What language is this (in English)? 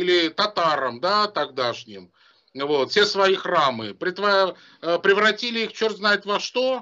Russian